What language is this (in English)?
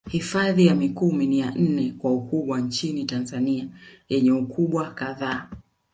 Swahili